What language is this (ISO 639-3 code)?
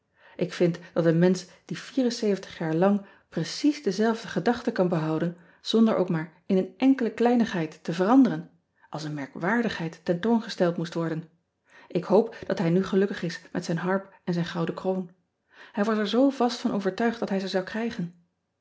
nld